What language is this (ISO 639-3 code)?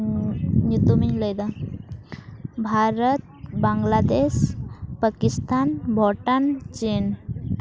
sat